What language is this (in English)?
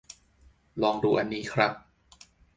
Thai